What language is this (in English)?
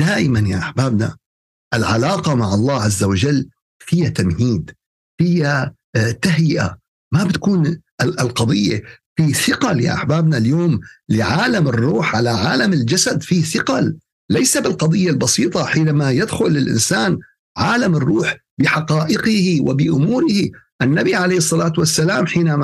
Arabic